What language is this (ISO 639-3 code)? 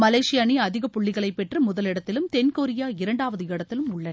tam